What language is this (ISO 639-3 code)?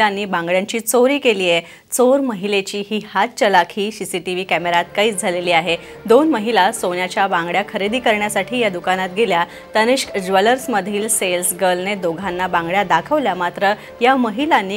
ron